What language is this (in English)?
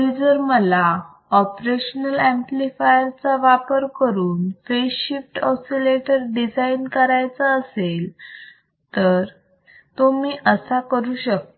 Marathi